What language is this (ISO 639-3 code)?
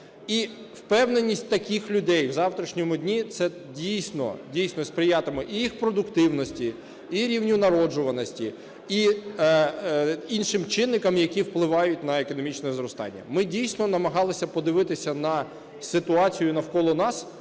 ukr